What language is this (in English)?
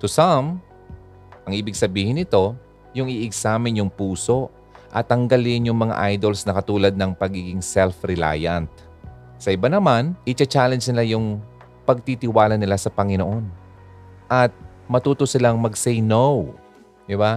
Filipino